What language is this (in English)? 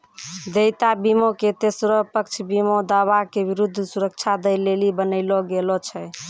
Maithili